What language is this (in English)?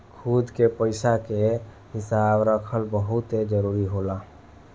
Bhojpuri